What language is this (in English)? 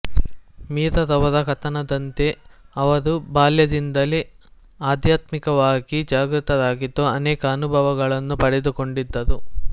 Kannada